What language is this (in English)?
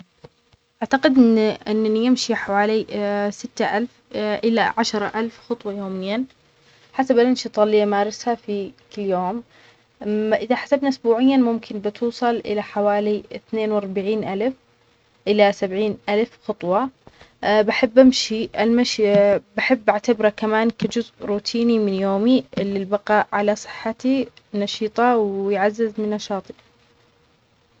Omani Arabic